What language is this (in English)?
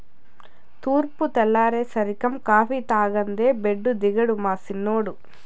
Telugu